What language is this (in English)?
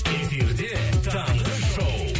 Kazakh